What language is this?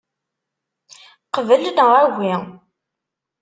Kabyle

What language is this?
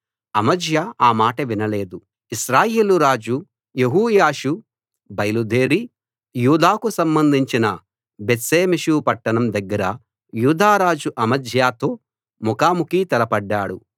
Telugu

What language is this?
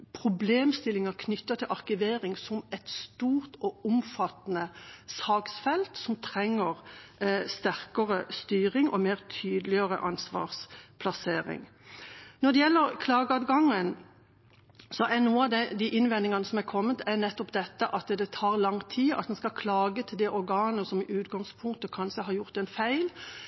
Norwegian Bokmål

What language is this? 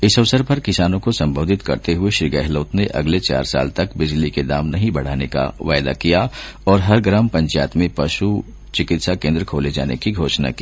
Hindi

